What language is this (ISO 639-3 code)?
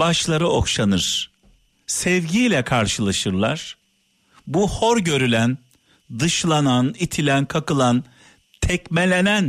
tur